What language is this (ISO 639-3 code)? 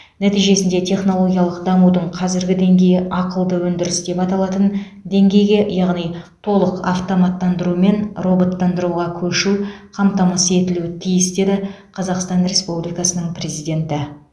kaz